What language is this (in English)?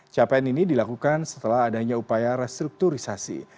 Indonesian